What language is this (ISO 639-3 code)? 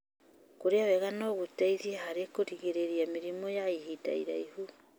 kik